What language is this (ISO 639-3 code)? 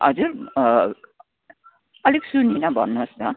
nep